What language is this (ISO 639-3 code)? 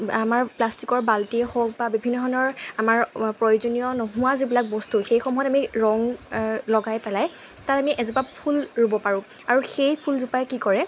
asm